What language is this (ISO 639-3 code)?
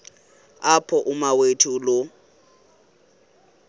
xho